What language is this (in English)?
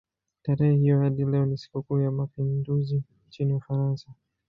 Swahili